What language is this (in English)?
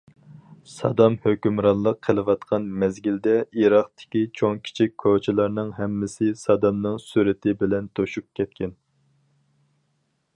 Uyghur